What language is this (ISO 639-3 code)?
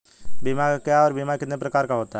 hin